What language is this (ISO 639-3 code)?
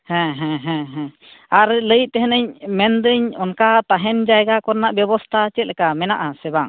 sat